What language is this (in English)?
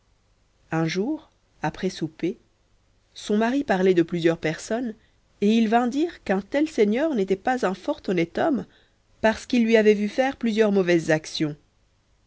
French